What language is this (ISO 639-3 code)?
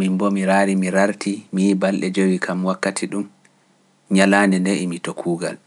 fuf